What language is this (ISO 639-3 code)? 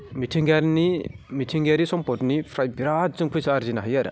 brx